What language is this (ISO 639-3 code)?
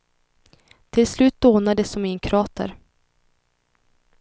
swe